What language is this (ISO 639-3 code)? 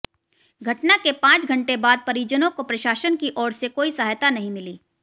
hin